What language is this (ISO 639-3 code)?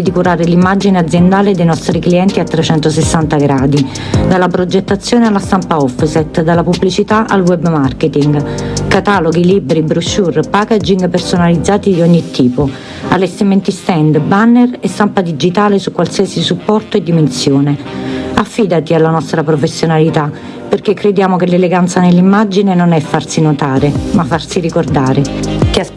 ita